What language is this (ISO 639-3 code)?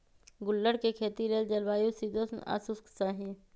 mag